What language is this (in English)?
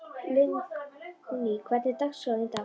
Icelandic